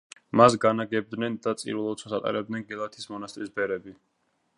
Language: Georgian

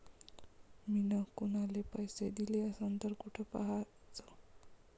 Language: Marathi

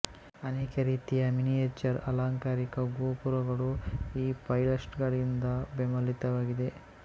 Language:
Kannada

